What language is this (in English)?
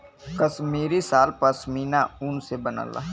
Bhojpuri